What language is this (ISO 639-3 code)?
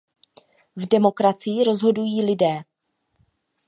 ces